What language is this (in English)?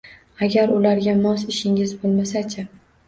Uzbek